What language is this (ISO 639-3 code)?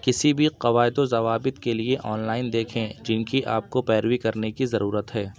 urd